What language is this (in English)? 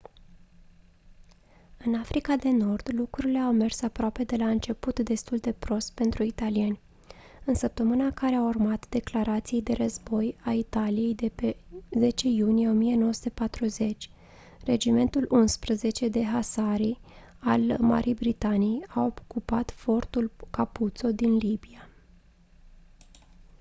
Romanian